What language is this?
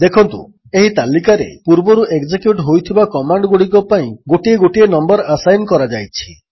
Odia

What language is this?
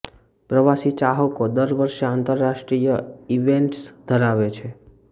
Gujarati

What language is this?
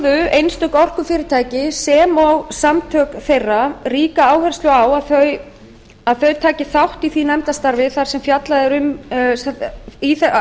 Icelandic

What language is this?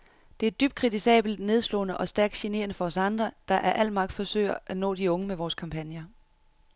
Danish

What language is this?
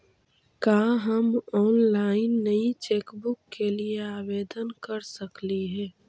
Magahi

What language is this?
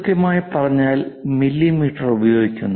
Malayalam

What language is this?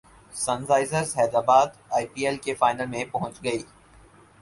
Urdu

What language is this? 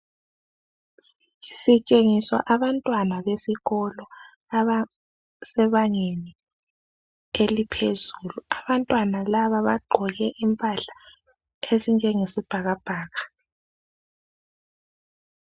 North Ndebele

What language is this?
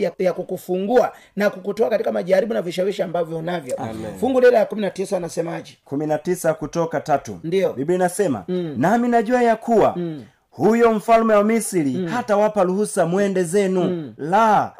Swahili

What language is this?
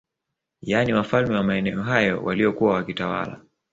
Swahili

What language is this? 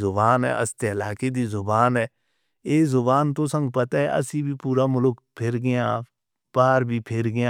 Northern Hindko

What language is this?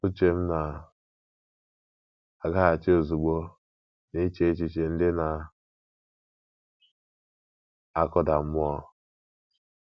Igbo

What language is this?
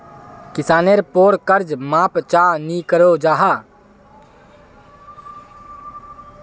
Magahi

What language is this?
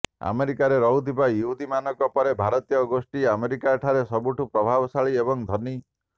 Odia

